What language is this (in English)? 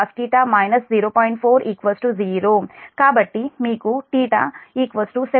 Telugu